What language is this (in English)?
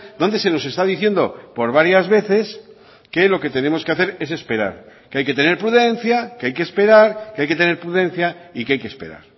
Spanish